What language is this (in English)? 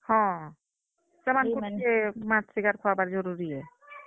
Odia